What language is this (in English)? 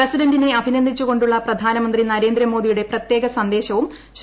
Malayalam